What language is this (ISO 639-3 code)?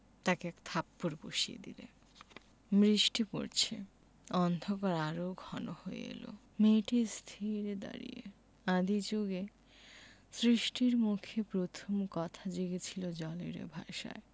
ben